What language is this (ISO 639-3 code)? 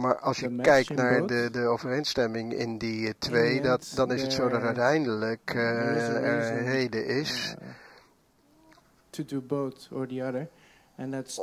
nld